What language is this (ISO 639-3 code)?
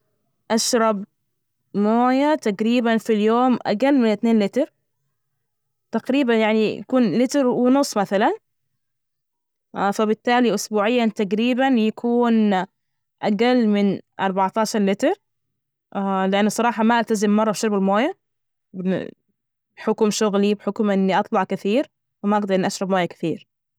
ars